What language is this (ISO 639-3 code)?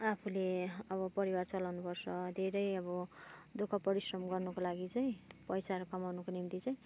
nep